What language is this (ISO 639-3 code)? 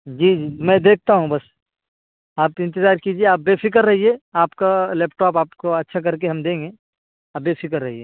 urd